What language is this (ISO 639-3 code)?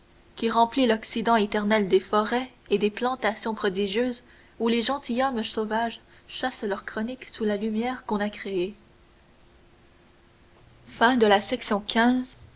fra